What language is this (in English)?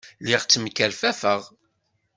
Kabyle